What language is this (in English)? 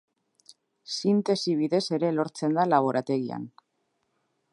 Basque